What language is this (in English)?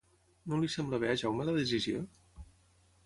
Catalan